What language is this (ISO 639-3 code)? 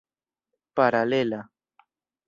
epo